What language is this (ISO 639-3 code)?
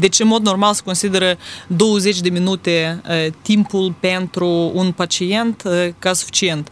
ron